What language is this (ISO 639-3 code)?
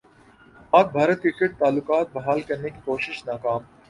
urd